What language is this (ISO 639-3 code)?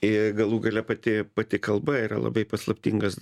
lit